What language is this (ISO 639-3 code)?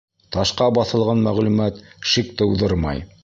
bak